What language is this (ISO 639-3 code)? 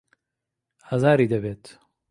ckb